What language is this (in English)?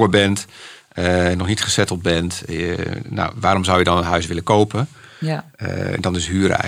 Dutch